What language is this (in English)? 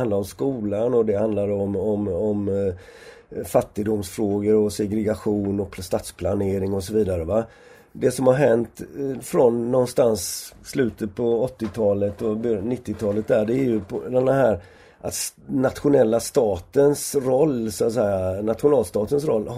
Swedish